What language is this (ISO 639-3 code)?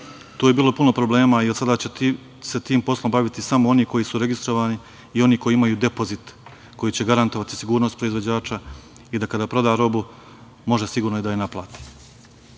srp